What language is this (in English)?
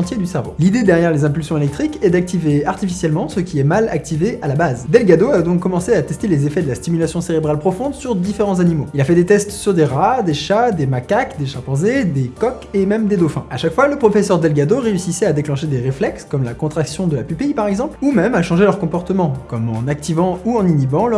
French